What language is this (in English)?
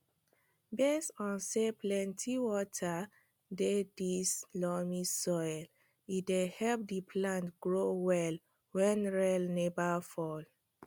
Nigerian Pidgin